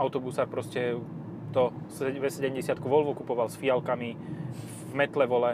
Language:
Slovak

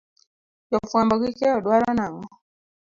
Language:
Luo (Kenya and Tanzania)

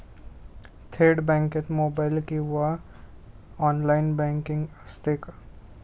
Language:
Marathi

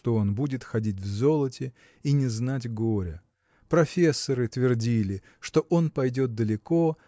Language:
Russian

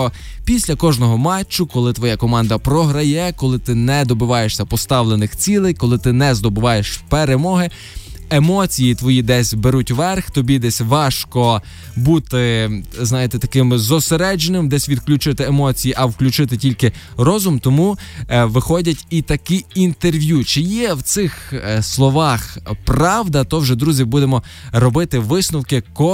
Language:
Ukrainian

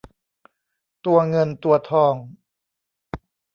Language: Thai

